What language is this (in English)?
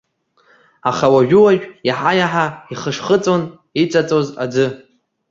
Abkhazian